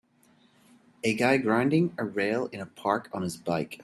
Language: English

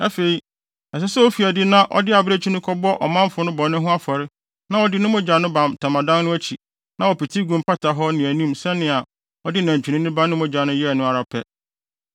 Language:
Akan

